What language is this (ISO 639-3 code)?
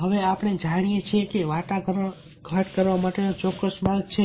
guj